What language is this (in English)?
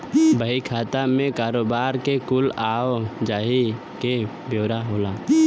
Bhojpuri